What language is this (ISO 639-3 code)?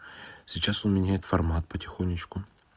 rus